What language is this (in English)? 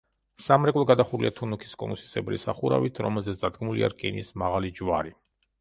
Georgian